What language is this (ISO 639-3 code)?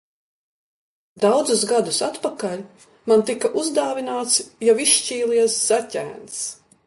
lav